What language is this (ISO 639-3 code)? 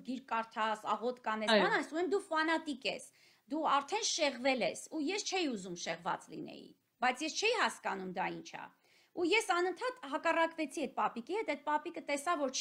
ron